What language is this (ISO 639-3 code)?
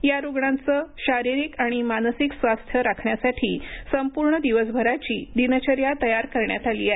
mar